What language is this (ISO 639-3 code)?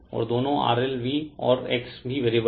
hin